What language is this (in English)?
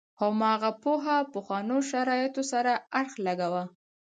Pashto